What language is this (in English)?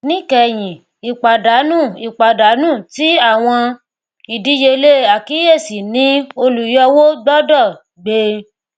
Yoruba